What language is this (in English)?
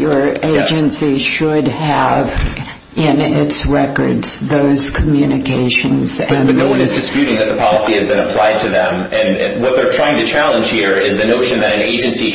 English